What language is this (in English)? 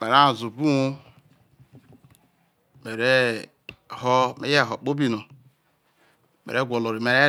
Isoko